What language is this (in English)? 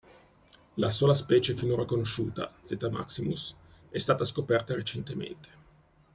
Italian